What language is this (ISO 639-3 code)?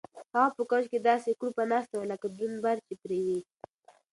pus